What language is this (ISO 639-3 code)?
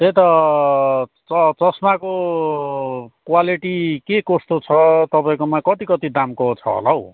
nep